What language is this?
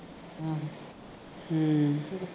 Punjabi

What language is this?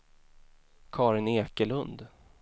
Swedish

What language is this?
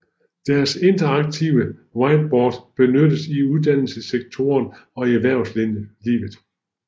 Danish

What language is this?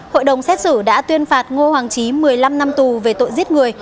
Vietnamese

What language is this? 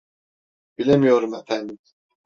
Turkish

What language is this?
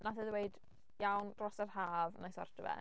Welsh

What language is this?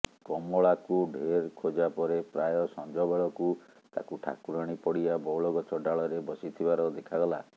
Odia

